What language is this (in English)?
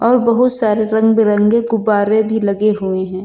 Hindi